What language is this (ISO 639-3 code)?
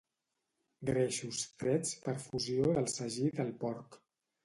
cat